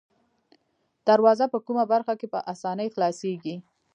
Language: Pashto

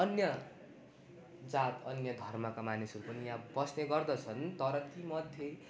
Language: Nepali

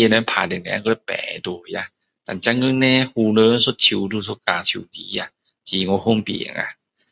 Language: Min Dong Chinese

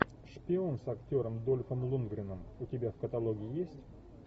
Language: Russian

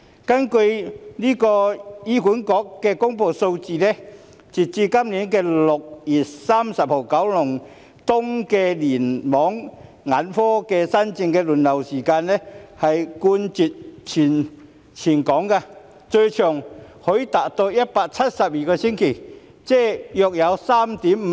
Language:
Cantonese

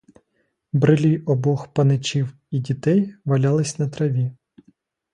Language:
Ukrainian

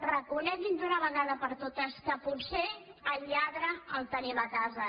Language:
Catalan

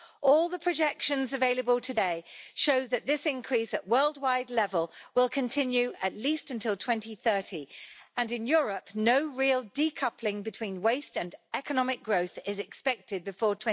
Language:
English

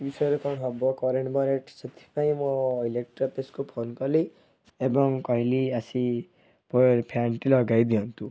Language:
Odia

